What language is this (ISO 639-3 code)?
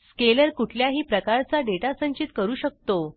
mar